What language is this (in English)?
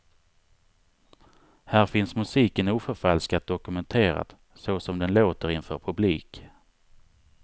Swedish